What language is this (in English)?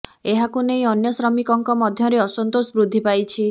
Odia